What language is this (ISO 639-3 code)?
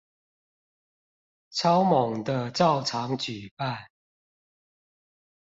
zho